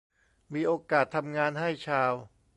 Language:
Thai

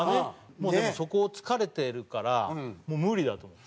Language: Japanese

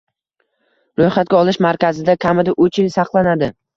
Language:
Uzbek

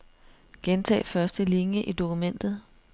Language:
Danish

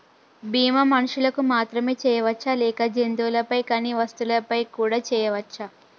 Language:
Telugu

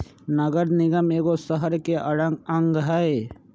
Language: Magahi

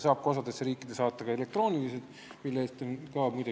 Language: Estonian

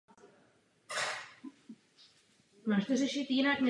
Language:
Czech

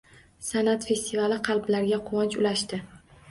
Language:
Uzbek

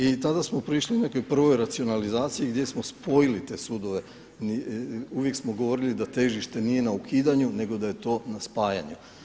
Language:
Croatian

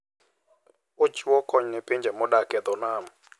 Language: Luo (Kenya and Tanzania)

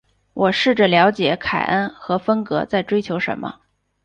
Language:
Chinese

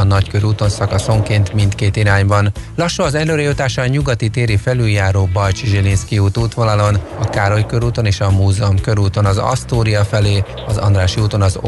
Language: Hungarian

